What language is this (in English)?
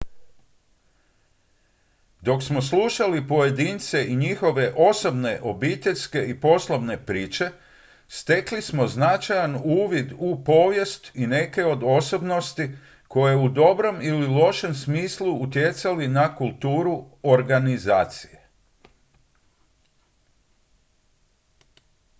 Croatian